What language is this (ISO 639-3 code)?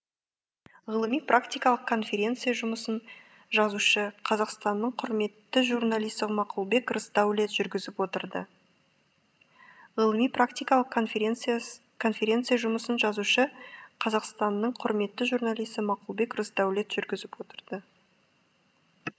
kaz